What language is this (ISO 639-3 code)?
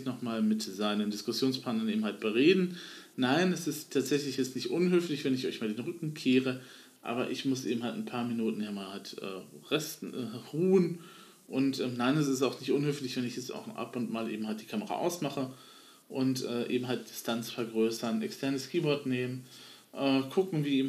deu